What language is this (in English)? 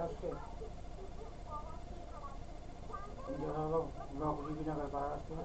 Hindi